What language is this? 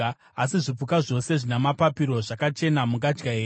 Shona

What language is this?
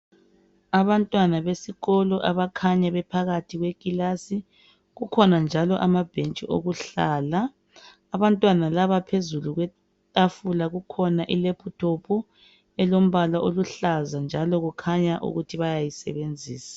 North Ndebele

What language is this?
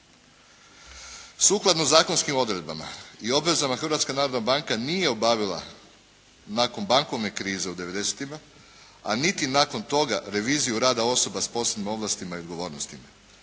Croatian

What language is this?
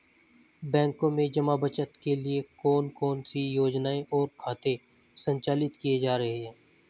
Hindi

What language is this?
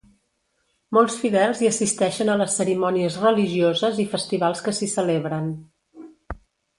Catalan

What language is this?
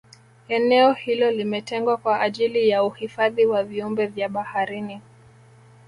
Swahili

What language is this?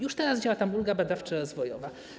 Polish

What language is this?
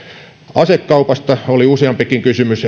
Finnish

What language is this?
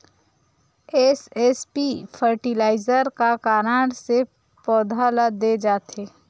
Chhattisgarhi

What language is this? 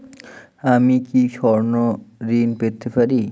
Bangla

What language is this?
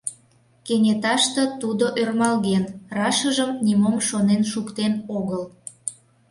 Mari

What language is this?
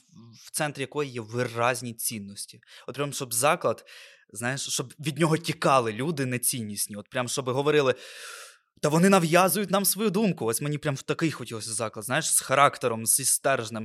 Ukrainian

